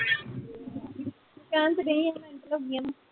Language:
Punjabi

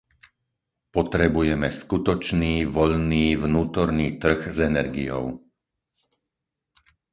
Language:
Slovak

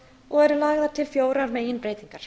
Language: Icelandic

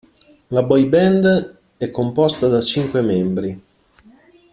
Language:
Italian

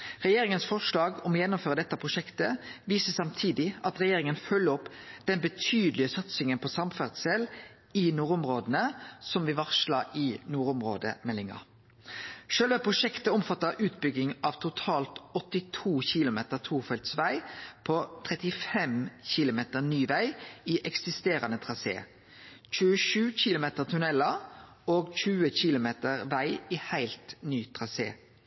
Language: Norwegian Nynorsk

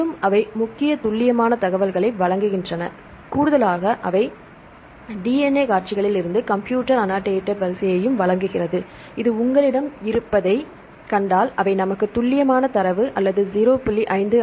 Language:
Tamil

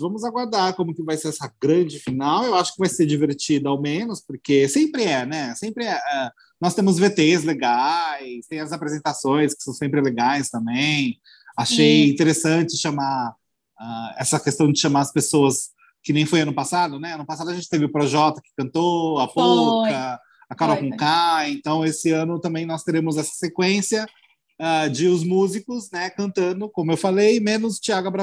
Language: Portuguese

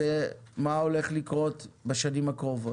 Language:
Hebrew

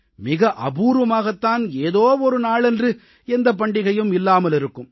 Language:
Tamil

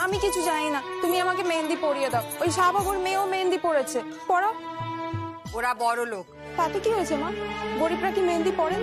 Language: Bangla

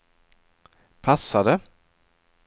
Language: Swedish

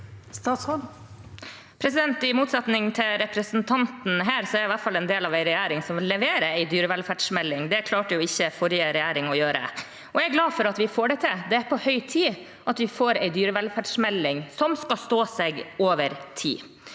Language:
Norwegian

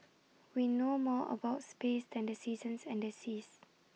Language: English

